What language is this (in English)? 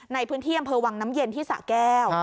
Thai